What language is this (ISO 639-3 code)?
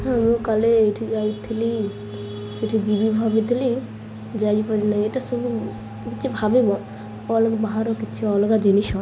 ori